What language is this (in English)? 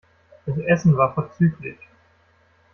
German